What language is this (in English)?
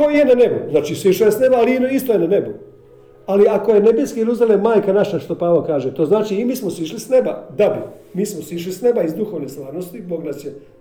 Croatian